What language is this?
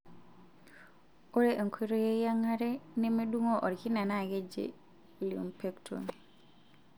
Masai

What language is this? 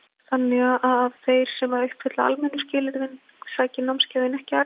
Icelandic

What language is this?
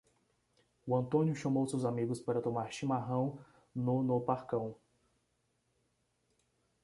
Portuguese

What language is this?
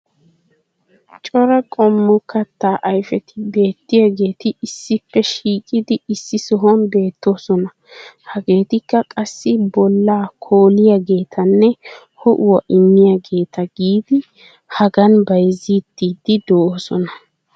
Wolaytta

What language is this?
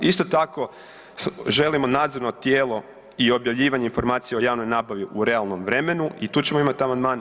Croatian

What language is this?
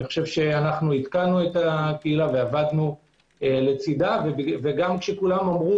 Hebrew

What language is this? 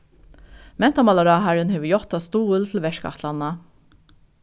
Faroese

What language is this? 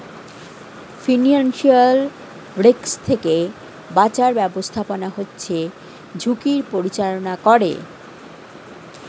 Bangla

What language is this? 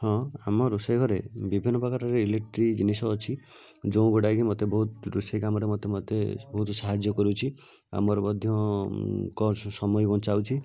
Odia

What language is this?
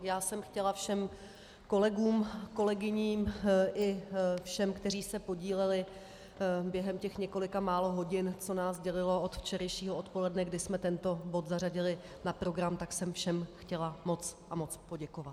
Czech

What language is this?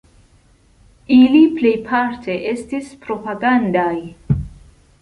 Esperanto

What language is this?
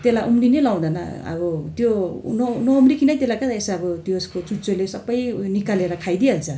Nepali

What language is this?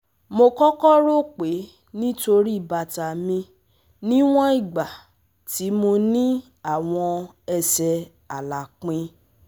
Yoruba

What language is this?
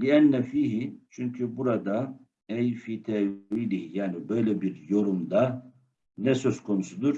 Turkish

